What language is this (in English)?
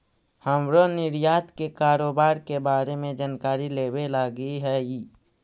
Magahi